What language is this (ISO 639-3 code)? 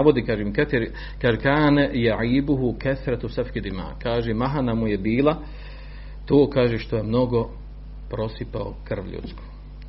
hrv